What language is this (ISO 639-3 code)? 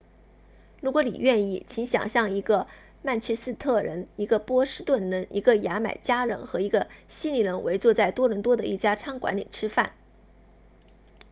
zho